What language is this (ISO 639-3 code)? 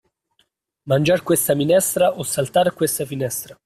ita